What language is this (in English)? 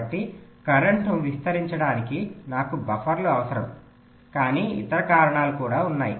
Telugu